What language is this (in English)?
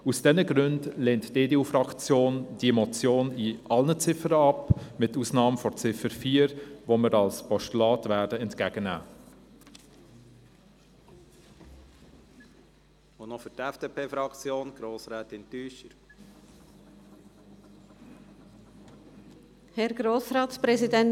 Swiss German